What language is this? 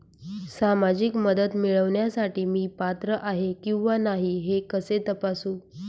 Marathi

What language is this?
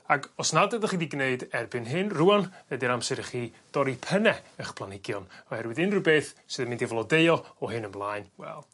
Welsh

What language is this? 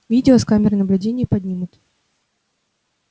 Russian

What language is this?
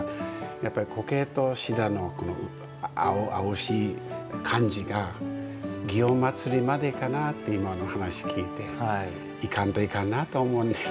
Japanese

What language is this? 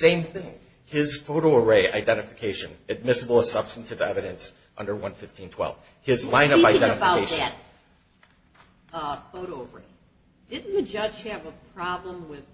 English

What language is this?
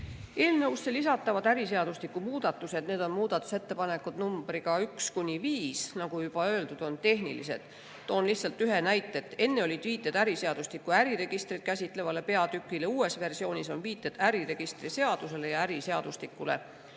Estonian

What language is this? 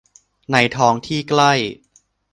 Thai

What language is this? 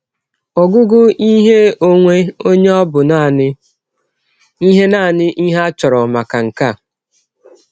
Igbo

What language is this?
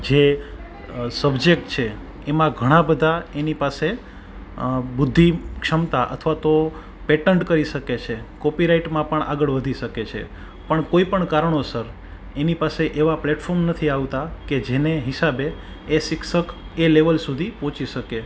Gujarati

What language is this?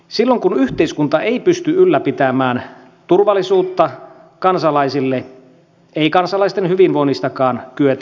Finnish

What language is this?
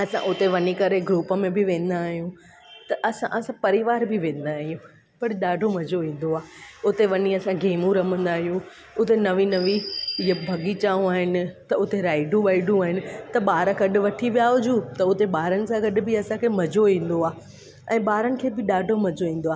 Sindhi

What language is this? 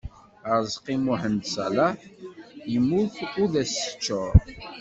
Kabyle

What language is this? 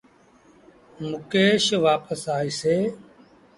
Sindhi Bhil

